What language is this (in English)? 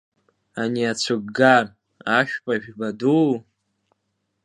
Abkhazian